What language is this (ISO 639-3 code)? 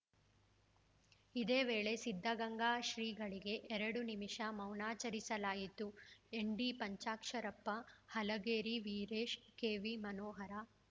kan